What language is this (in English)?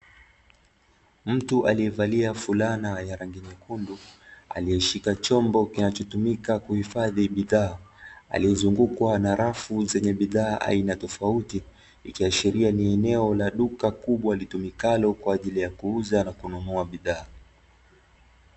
Swahili